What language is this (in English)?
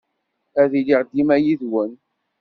Kabyle